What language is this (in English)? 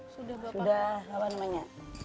Indonesian